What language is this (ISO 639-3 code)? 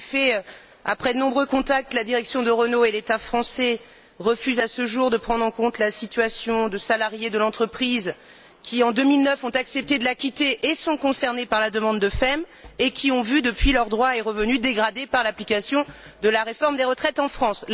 fra